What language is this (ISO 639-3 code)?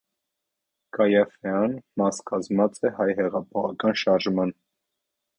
hye